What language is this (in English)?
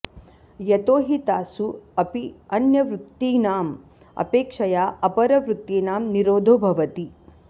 Sanskrit